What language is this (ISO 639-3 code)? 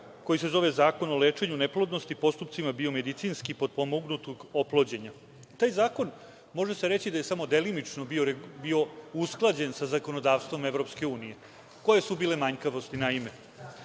srp